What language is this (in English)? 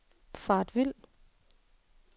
Danish